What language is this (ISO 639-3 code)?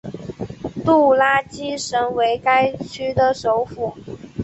zho